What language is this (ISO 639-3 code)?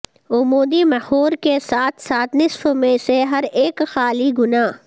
urd